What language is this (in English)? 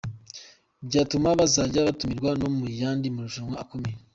Kinyarwanda